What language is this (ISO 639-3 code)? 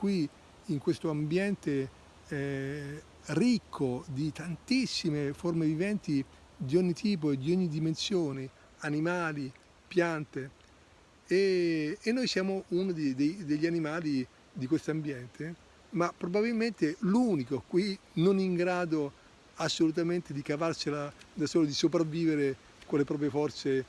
ita